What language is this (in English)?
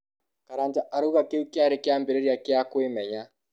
Kikuyu